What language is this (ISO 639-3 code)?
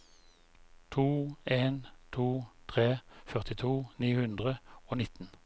nor